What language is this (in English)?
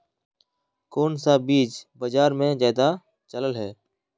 Magahi